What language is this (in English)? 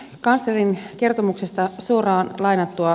Finnish